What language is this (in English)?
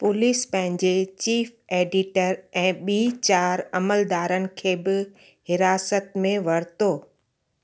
Sindhi